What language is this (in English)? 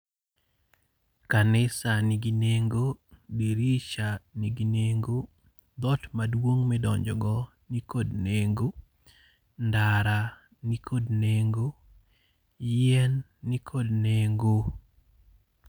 Luo (Kenya and Tanzania)